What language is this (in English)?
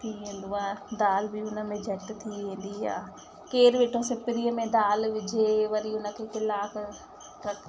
Sindhi